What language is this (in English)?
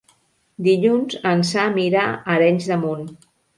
Catalan